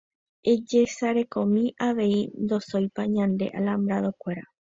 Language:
Guarani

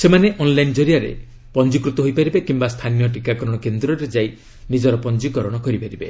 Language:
Odia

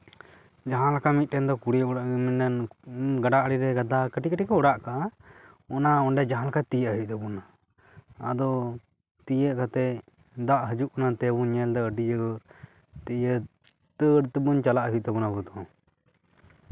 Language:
Santali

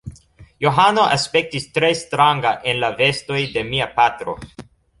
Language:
Esperanto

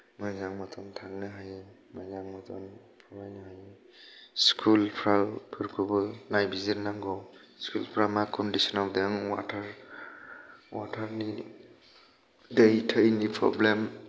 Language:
Bodo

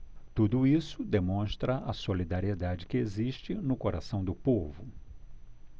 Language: Portuguese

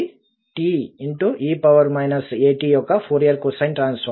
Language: Telugu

